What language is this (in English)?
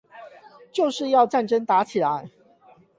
Chinese